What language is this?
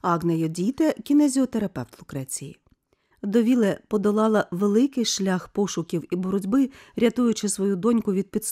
Ukrainian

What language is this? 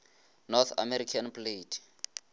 Northern Sotho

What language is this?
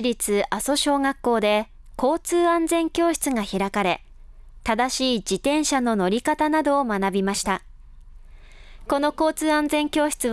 Japanese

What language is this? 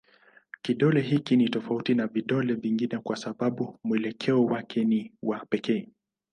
Swahili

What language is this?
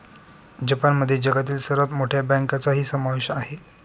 Marathi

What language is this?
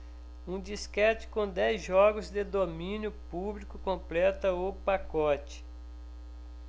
Portuguese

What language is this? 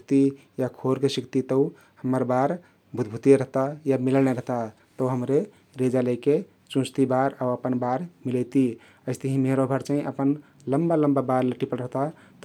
Kathoriya Tharu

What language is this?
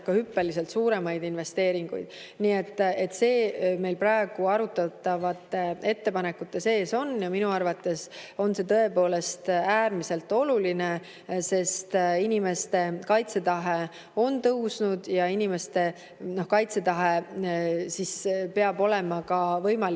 Estonian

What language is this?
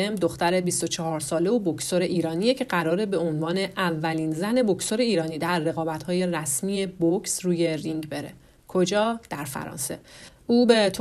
Persian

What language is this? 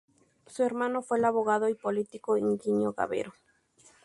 Spanish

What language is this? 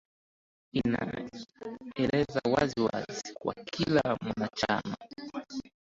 Swahili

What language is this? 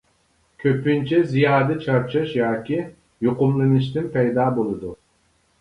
Uyghur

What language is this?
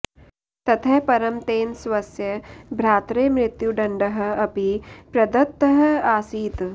Sanskrit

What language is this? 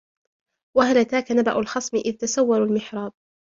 Arabic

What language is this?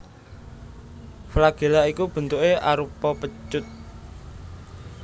Javanese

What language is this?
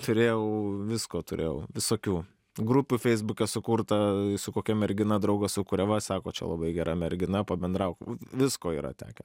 Lithuanian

